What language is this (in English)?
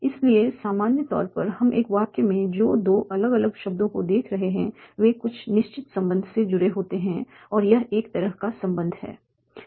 Hindi